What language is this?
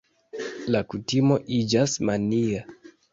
Esperanto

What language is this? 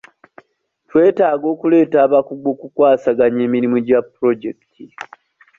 Ganda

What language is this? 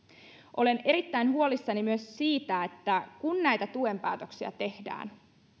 Finnish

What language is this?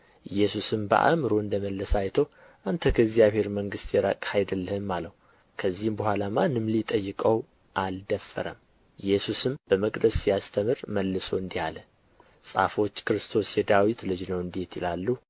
Amharic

